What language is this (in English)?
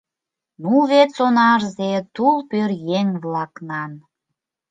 Mari